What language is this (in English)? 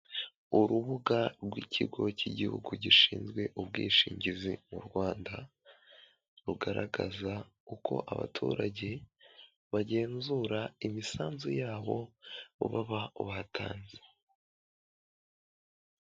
Kinyarwanda